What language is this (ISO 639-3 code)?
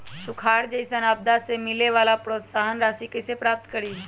mag